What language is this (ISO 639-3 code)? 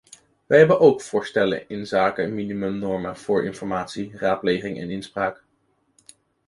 nld